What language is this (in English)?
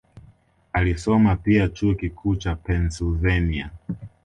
Swahili